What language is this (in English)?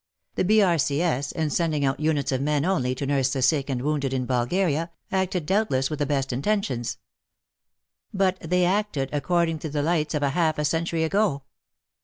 English